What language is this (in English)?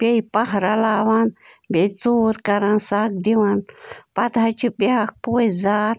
Kashmiri